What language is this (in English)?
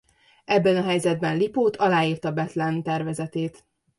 Hungarian